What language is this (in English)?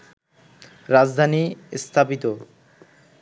Bangla